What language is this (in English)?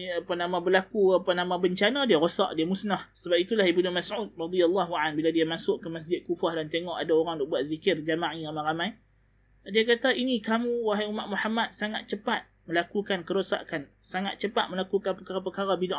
Malay